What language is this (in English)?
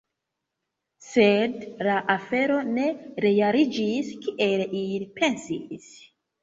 Esperanto